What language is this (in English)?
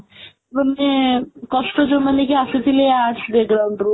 Odia